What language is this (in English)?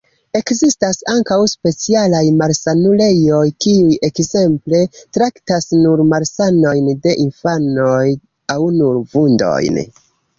Esperanto